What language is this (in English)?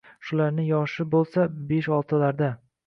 Uzbek